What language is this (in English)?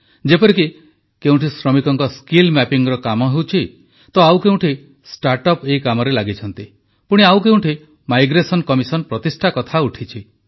Odia